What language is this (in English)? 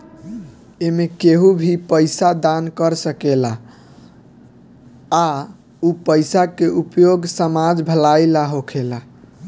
Bhojpuri